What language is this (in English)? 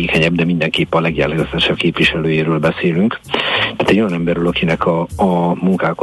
Hungarian